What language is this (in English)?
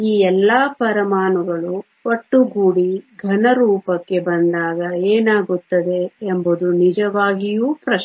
Kannada